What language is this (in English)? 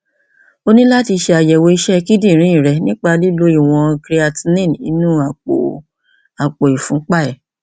Yoruba